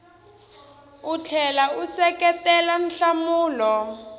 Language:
Tsonga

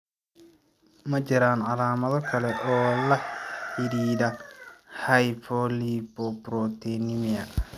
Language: Somali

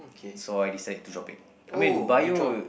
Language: English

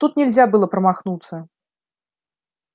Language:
Russian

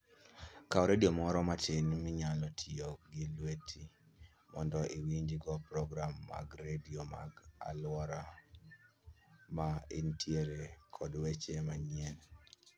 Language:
Luo (Kenya and Tanzania)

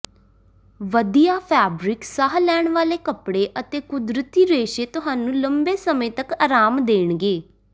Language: Punjabi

